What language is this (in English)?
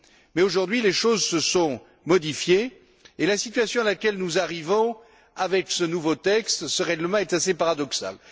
French